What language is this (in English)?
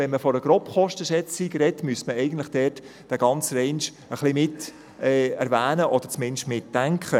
Swiss German